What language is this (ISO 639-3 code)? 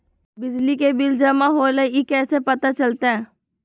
mag